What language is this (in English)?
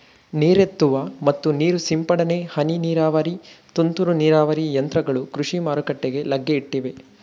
Kannada